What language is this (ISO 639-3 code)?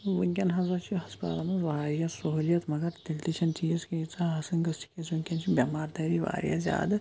kas